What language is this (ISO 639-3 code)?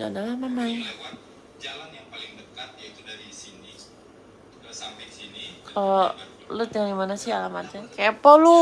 ind